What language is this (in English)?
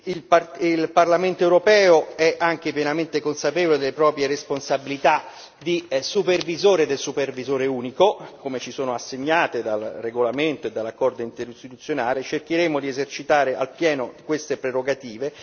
Italian